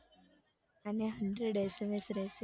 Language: Gujarati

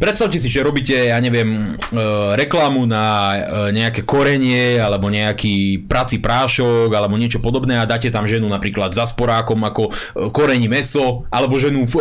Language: Slovak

